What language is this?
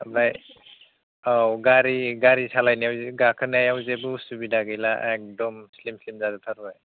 Bodo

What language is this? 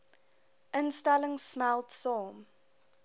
Afrikaans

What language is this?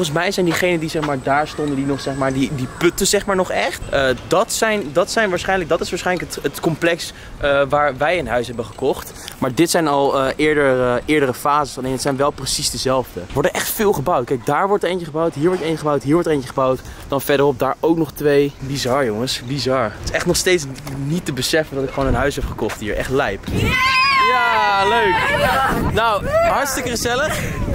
Dutch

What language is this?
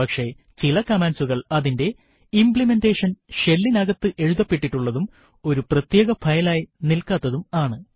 Malayalam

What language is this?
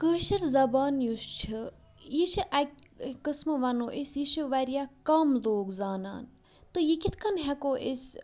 Kashmiri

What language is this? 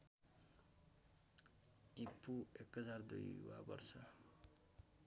Nepali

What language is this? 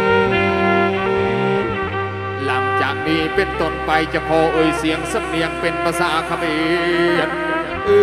Thai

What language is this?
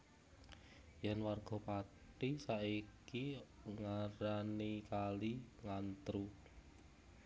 Javanese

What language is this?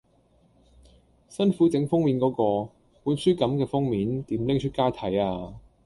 Cantonese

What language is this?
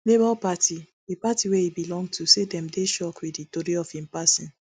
Nigerian Pidgin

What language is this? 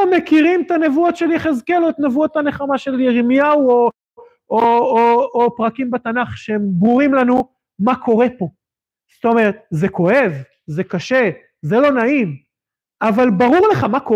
Hebrew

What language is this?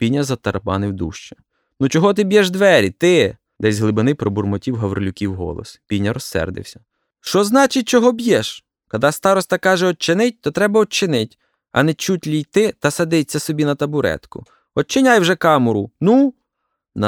Ukrainian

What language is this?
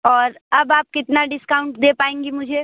Hindi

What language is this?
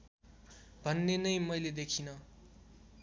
Nepali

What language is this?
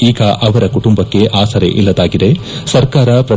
Kannada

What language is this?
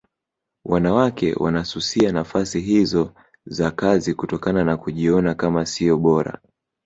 Swahili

